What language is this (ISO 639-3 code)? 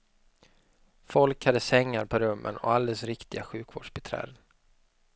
swe